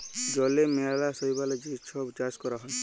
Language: Bangla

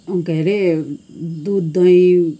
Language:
Nepali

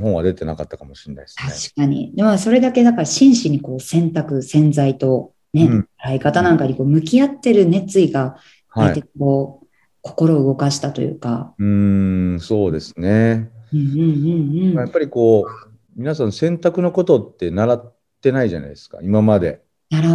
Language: Japanese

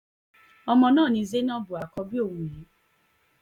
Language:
Yoruba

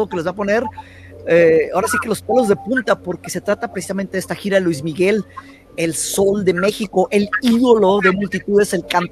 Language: Spanish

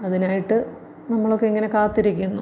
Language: Malayalam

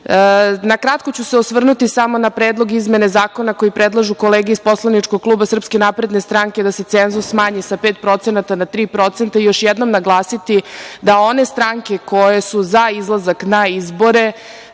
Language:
Serbian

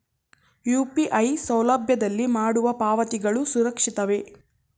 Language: Kannada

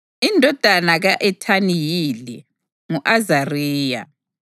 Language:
North Ndebele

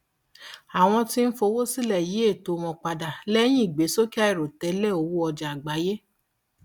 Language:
Yoruba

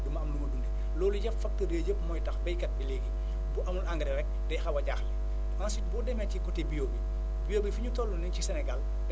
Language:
Wolof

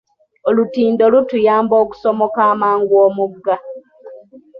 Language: Ganda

